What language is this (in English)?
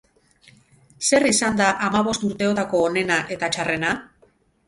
Basque